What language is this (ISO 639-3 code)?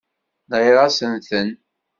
kab